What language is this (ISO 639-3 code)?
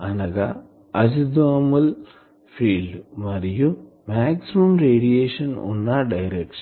tel